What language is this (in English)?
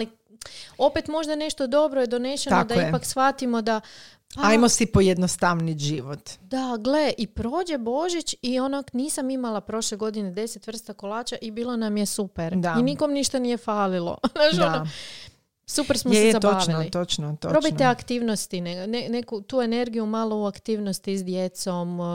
Croatian